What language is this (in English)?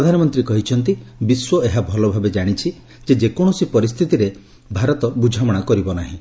Odia